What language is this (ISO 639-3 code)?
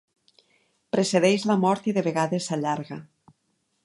cat